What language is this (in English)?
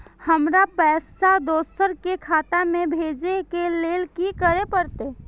Maithili